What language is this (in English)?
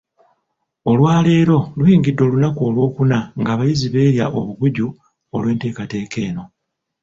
Ganda